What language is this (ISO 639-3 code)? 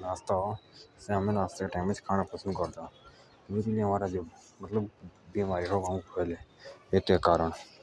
jns